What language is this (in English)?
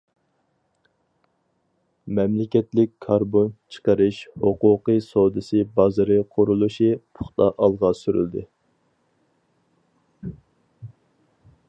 Uyghur